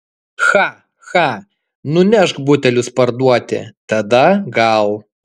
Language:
Lithuanian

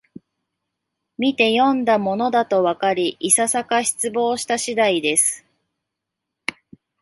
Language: Japanese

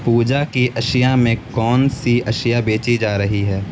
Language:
Urdu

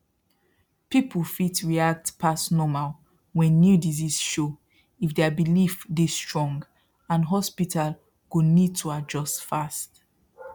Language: Nigerian Pidgin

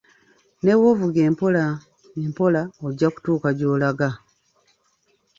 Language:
Ganda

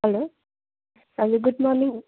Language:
Nepali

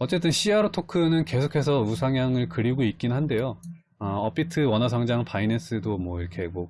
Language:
Korean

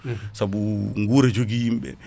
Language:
Fula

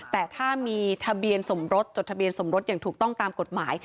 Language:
Thai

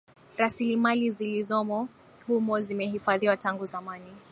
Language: Swahili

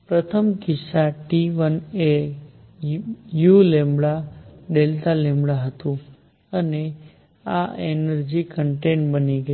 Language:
Gujarati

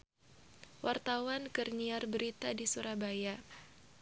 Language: Sundanese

